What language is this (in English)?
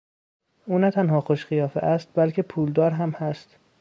Persian